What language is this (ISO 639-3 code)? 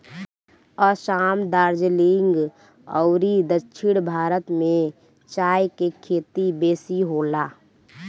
bho